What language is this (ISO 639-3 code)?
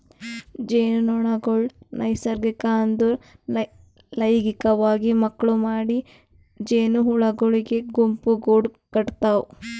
kan